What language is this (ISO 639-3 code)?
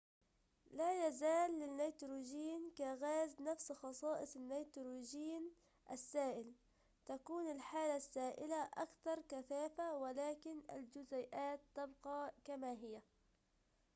ara